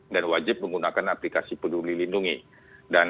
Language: Indonesian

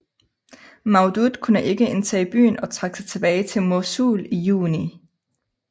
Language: Danish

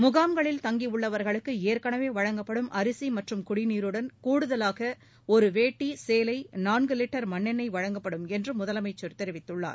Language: Tamil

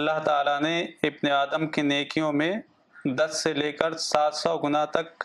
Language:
Urdu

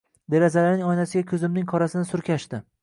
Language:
Uzbek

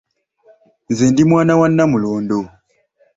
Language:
Ganda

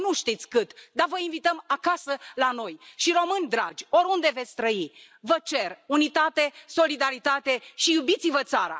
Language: Romanian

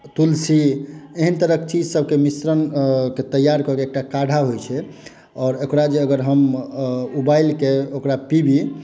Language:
Maithili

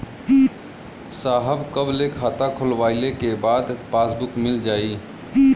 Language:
Bhojpuri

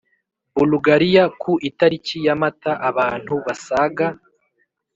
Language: Kinyarwanda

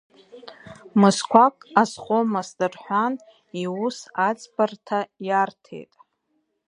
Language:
Abkhazian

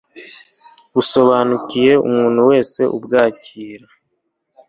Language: Kinyarwanda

